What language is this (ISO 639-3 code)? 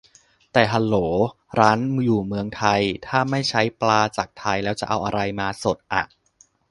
tha